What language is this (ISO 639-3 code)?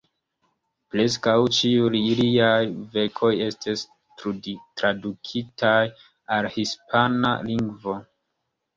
epo